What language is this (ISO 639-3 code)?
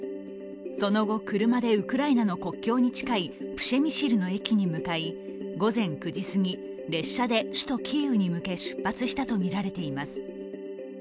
jpn